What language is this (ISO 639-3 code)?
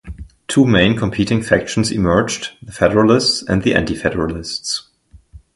eng